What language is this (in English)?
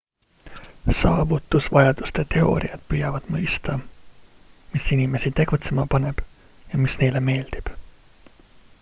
Estonian